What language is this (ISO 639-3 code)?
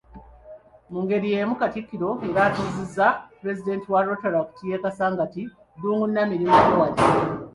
lug